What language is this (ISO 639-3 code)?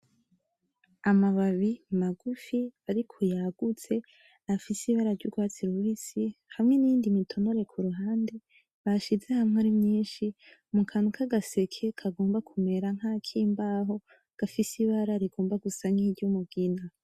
run